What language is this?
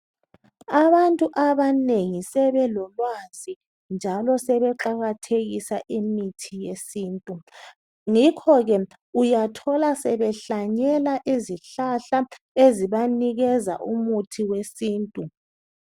North Ndebele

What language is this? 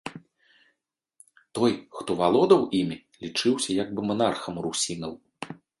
Belarusian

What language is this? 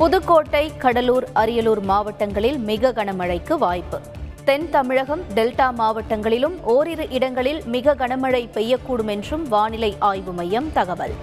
Tamil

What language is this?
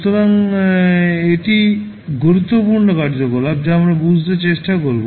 Bangla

